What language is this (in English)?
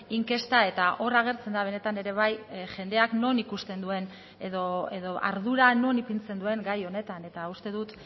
Basque